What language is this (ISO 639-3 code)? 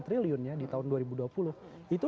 ind